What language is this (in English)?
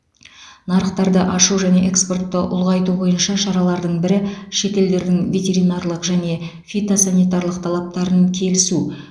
Kazakh